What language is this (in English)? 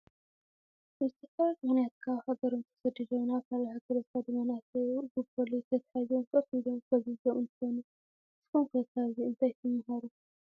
Tigrinya